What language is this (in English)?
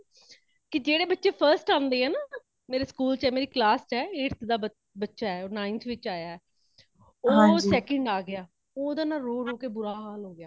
Punjabi